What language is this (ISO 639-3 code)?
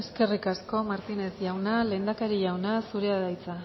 eus